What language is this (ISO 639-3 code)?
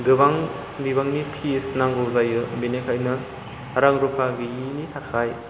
brx